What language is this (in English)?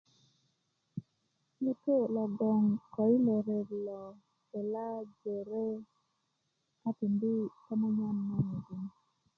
Kuku